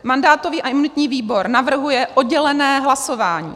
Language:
Czech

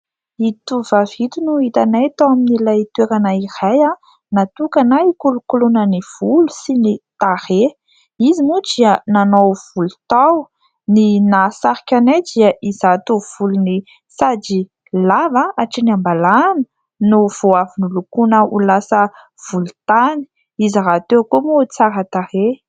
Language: Malagasy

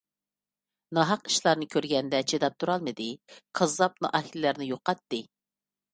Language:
Uyghur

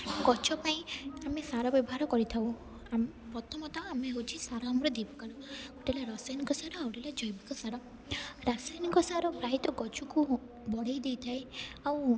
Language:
Odia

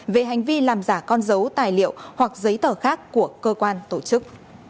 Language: Vietnamese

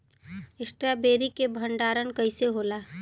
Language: Bhojpuri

